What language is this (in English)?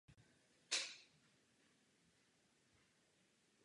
Czech